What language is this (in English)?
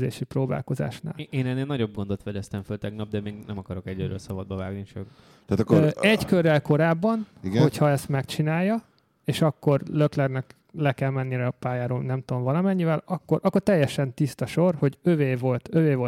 Hungarian